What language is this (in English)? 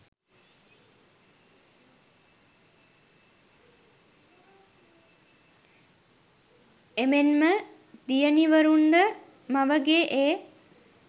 Sinhala